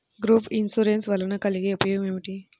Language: Telugu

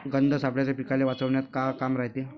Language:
Marathi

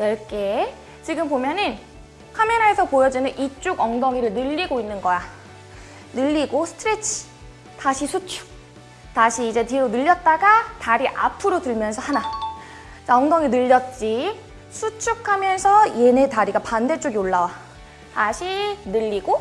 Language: Korean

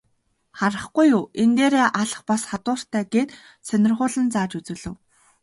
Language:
Mongolian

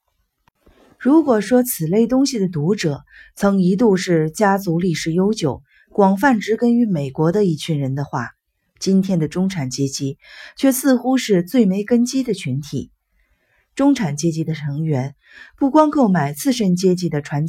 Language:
Chinese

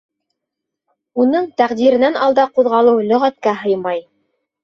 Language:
Bashkir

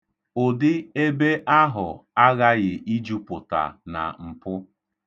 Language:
Igbo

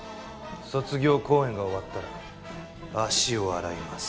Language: Japanese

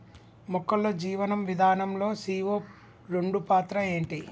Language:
Telugu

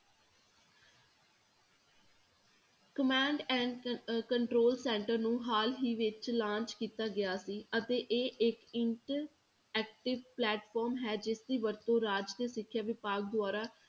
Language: Punjabi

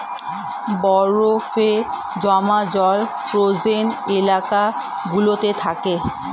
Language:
Bangla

